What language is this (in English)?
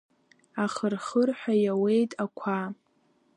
Abkhazian